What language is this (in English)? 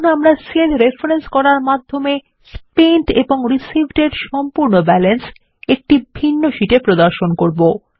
Bangla